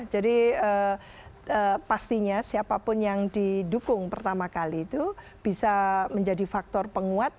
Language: Indonesian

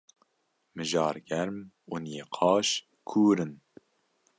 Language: Kurdish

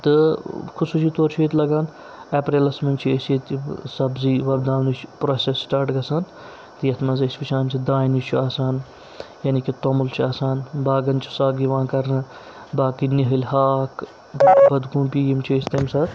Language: Kashmiri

